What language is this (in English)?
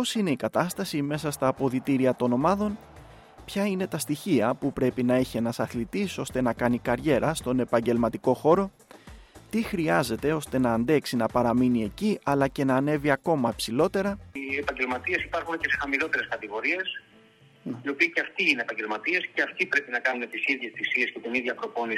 Greek